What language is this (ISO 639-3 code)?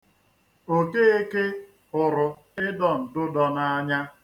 ibo